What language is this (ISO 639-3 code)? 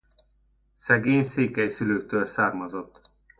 hun